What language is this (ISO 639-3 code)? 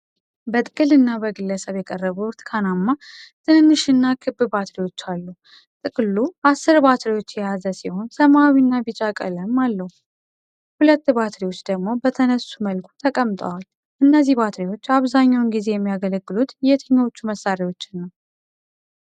amh